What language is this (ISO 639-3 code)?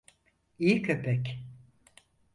tur